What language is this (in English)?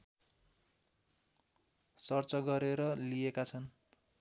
Nepali